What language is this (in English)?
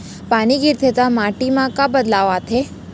Chhattisgarhi